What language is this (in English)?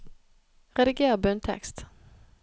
Norwegian